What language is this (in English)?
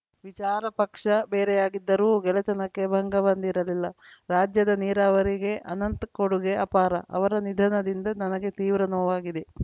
Kannada